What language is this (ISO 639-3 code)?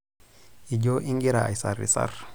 mas